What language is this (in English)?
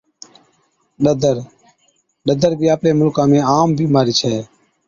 Od